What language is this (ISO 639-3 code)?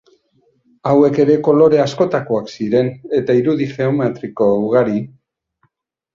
eus